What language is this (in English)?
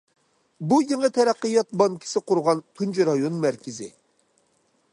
Uyghur